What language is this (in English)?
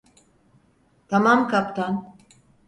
Turkish